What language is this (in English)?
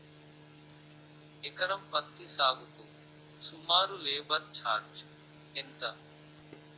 Telugu